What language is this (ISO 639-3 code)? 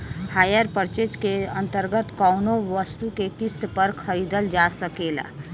bho